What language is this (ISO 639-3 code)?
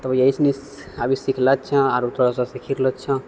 mai